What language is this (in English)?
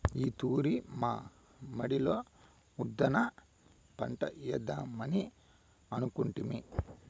Telugu